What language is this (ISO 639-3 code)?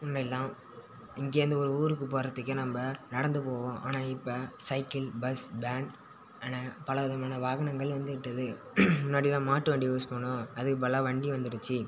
tam